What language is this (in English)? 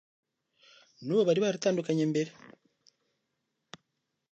Kinyarwanda